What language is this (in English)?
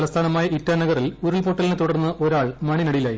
Malayalam